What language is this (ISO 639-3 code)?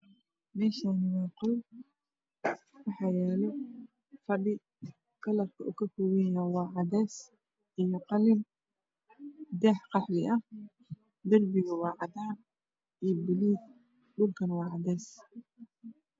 som